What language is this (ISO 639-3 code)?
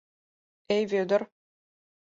chm